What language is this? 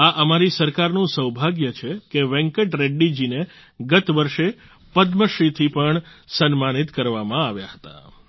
Gujarati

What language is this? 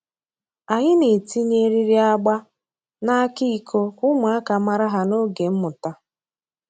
Igbo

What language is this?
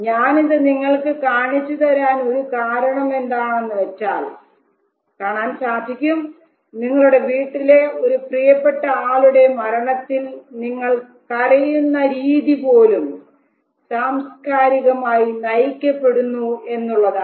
Malayalam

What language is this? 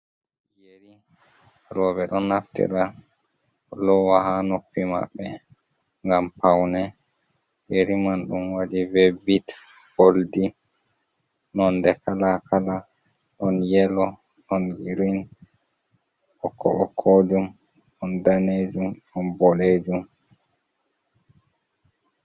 Fula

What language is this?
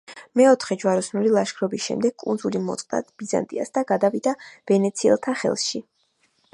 Georgian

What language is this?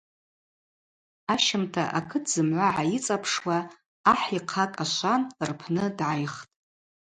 Abaza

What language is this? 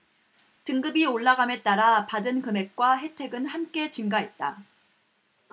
Korean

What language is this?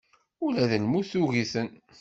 Kabyle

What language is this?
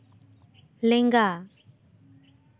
Santali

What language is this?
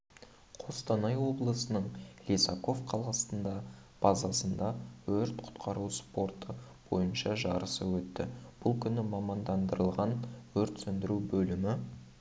Kazakh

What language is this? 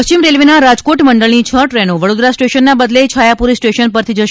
Gujarati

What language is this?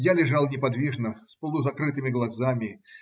Russian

